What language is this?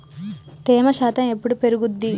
Telugu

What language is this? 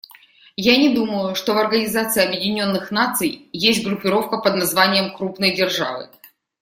Russian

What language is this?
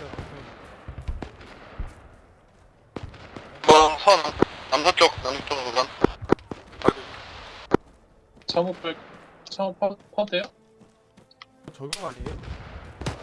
Korean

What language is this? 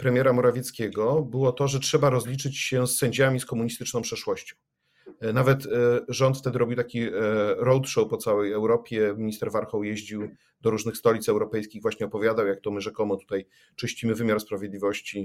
Polish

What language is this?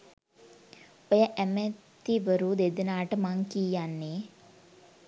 Sinhala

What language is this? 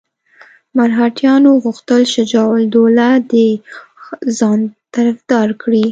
Pashto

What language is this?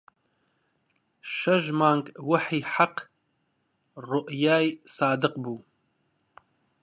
Central Kurdish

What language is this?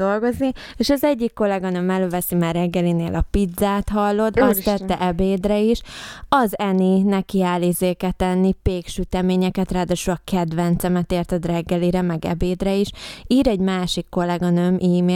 Hungarian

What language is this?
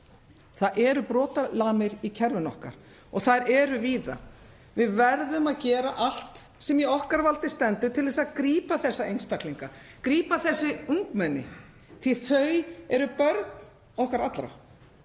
Icelandic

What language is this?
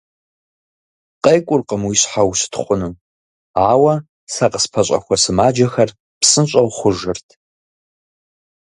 Kabardian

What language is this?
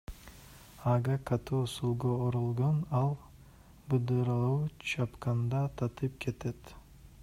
Kyrgyz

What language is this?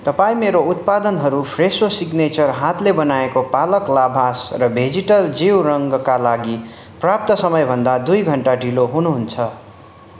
Nepali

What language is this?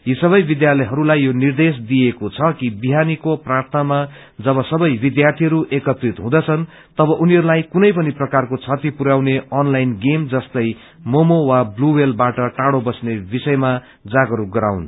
Nepali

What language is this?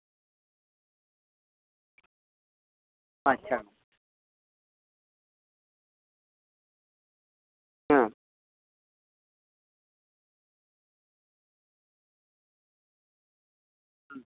Santali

